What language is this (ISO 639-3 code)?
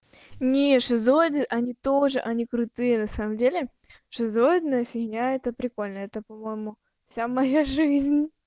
rus